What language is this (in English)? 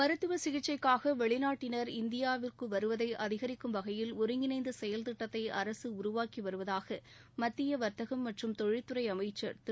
Tamil